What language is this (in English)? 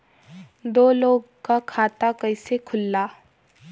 Bhojpuri